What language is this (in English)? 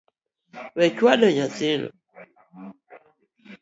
Luo (Kenya and Tanzania)